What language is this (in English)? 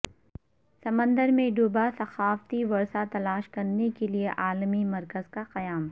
Urdu